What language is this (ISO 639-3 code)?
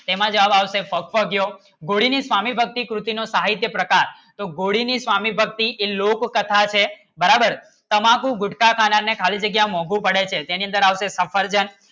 guj